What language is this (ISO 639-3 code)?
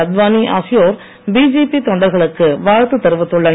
tam